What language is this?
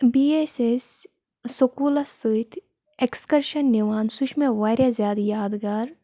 Kashmiri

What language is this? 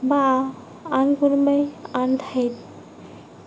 Assamese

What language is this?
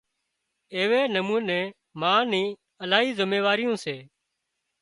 Wadiyara Koli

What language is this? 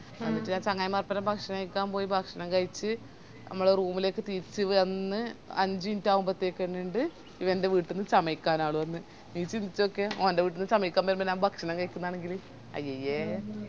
Malayalam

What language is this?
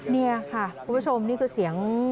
Thai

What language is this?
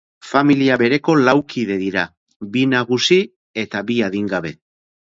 Basque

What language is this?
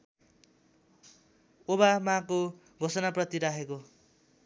Nepali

